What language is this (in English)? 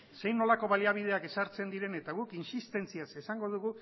Basque